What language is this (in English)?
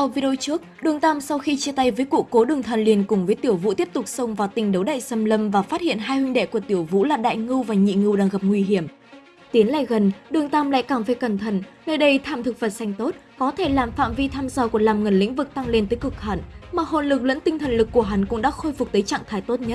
Vietnamese